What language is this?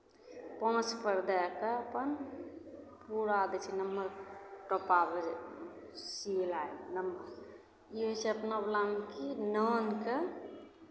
Maithili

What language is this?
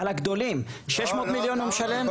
Hebrew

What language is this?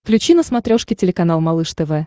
Russian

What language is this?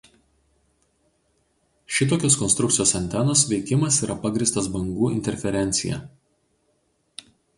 Lithuanian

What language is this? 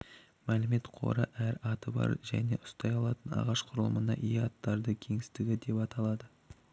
Kazakh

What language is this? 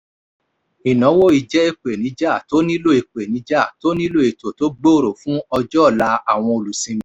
Yoruba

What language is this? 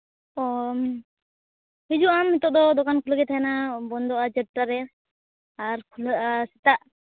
Santali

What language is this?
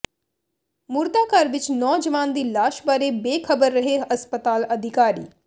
Punjabi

